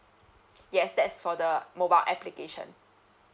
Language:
English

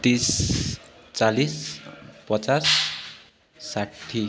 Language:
Nepali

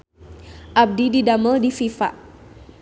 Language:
Sundanese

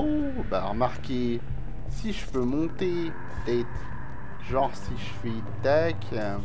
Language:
French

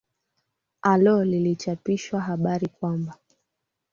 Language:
Swahili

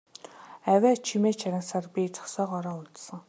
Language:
Mongolian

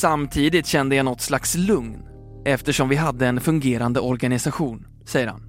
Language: Swedish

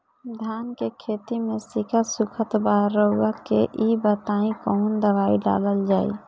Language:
Bhojpuri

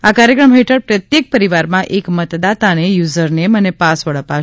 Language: Gujarati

